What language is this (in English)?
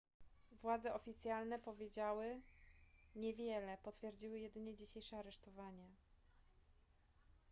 Polish